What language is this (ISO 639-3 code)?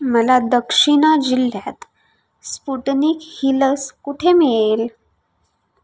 mar